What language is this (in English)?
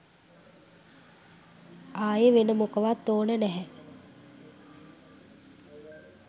Sinhala